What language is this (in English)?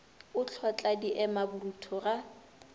Northern Sotho